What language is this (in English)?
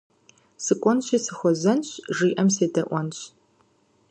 Kabardian